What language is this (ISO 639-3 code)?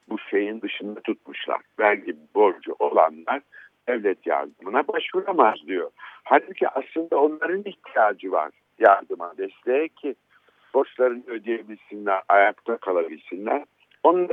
tur